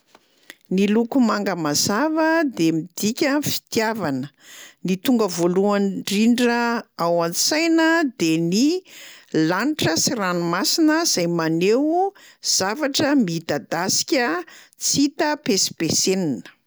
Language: Malagasy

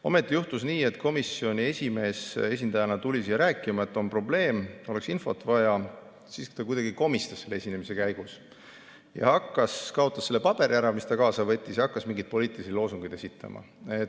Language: Estonian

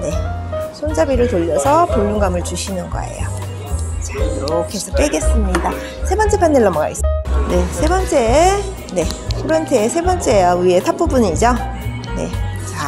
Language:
Korean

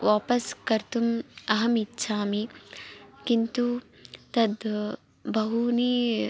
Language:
Sanskrit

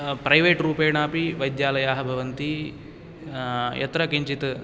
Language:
Sanskrit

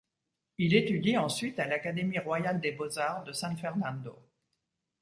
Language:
French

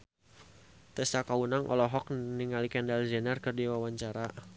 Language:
Sundanese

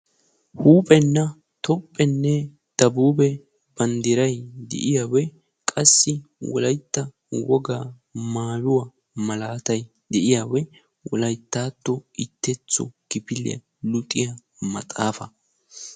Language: Wolaytta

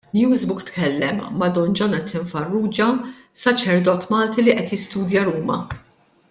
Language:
Maltese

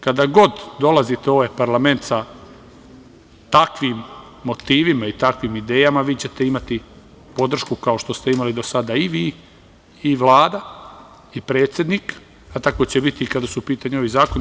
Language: Serbian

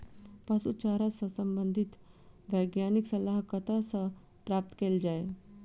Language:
Maithili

